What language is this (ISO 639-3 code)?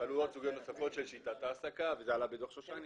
heb